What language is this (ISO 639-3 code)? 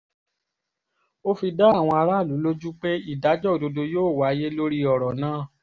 yor